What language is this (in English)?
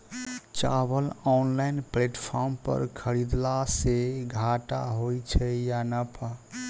Maithili